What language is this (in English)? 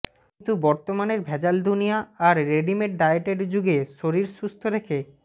Bangla